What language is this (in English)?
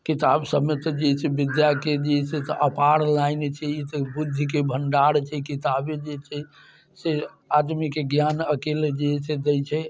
Maithili